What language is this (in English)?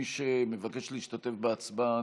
Hebrew